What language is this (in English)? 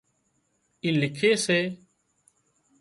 Wadiyara Koli